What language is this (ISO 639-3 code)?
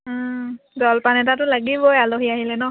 asm